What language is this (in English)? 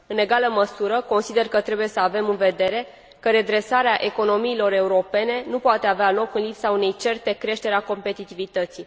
Romanian